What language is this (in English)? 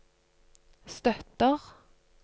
Norwegian